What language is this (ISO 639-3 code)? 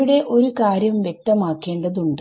mal